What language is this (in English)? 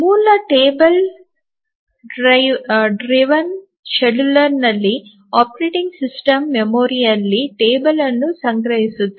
Kannada